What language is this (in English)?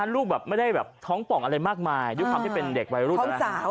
Thai